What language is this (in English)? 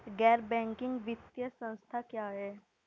Hindi